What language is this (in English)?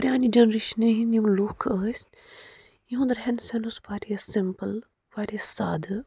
Kashmiri